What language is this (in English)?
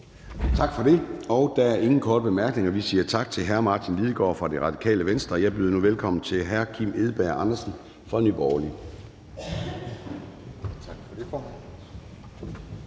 Danish